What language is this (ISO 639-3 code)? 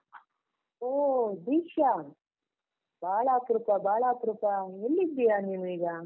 kan